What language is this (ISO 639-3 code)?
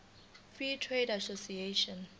zul